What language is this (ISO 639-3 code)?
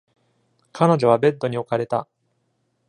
jpn